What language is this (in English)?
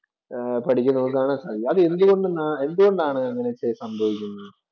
Malayalam